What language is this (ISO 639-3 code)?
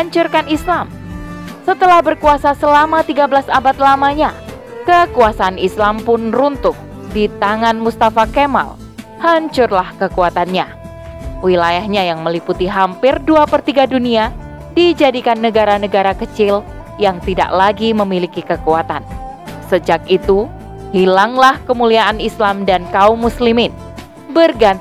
ind